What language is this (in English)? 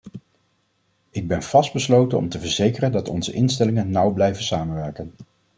Dutch